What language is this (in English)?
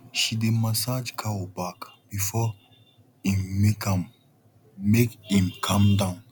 Nigerian Pidgin